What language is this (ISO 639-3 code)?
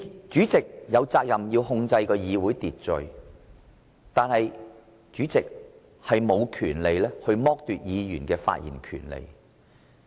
yue